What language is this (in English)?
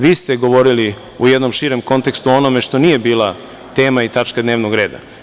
Serbian